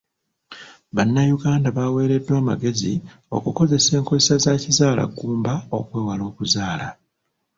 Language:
Ganda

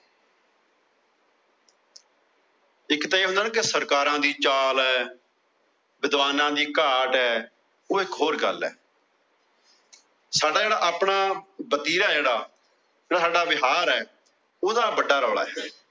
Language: Punjabi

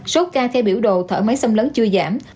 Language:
Vietnamese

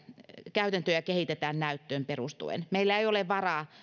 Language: Finnish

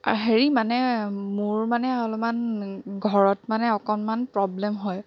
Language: Assamese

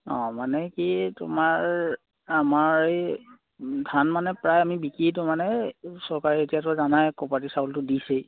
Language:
Assamese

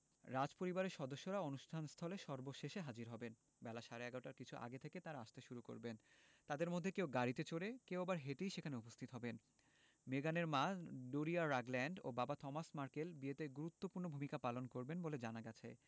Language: Bangla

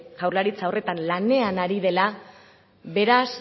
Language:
Basque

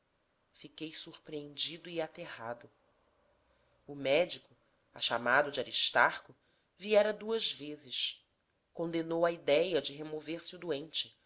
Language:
Portuguese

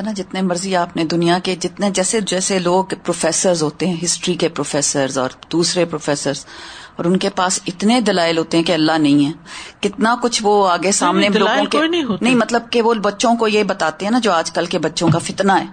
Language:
Urdu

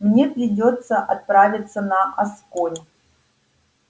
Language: Russian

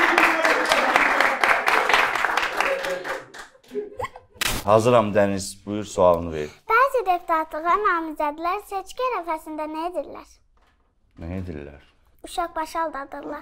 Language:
Turkish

